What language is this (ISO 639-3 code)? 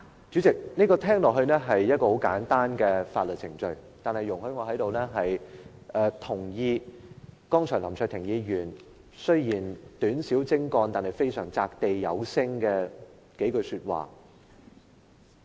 yue